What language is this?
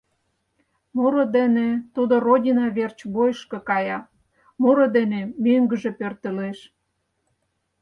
Mari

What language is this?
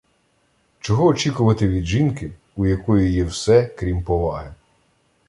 Ukrainian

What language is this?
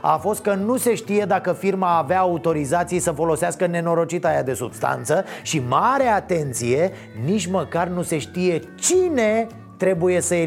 Romanian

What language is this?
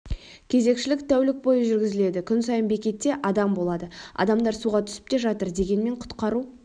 Kazakh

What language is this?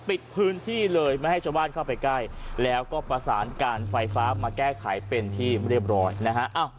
Thai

